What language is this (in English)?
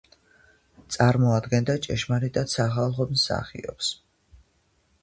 Georgian